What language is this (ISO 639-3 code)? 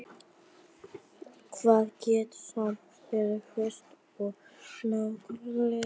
isl